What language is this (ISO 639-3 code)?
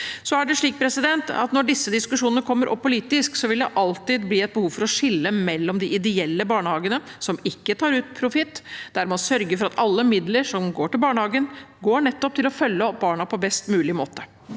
nor